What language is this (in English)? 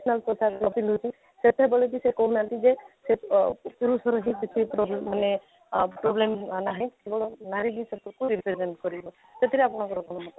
Odia